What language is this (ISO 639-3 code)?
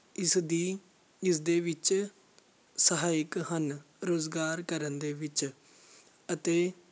pan